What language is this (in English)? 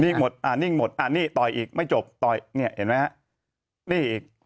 Thai